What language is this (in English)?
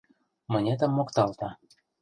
Mari